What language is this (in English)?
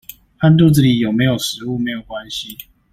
Chinese